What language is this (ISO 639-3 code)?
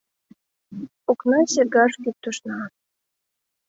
chm